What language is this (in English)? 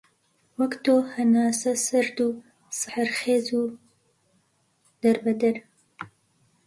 Central Kurdish